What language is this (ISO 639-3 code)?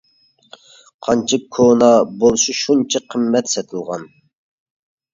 uig